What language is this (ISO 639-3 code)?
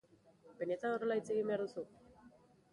eus